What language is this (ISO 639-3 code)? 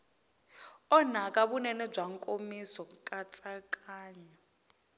tso